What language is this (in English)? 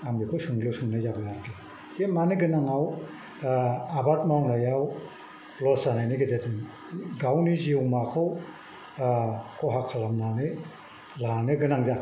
Bodo